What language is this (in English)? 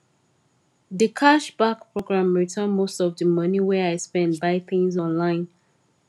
Nigerian Pidgin